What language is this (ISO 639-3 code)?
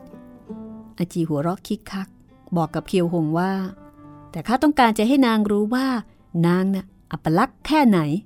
tha